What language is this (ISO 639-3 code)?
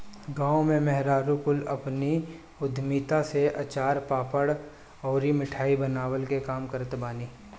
bho